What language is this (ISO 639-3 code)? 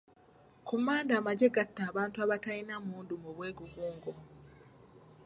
lug